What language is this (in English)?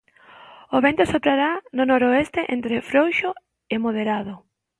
Galician